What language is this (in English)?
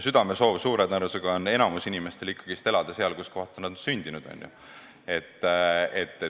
Estonian